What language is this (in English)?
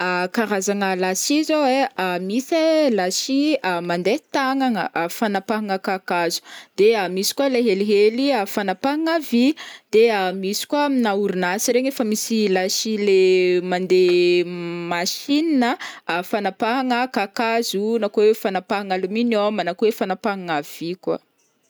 Northern Betsimisaraka Malagasy